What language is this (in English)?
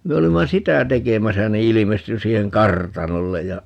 Finnish